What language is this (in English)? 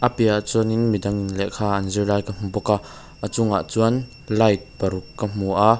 Mizo